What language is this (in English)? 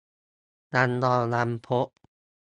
Thai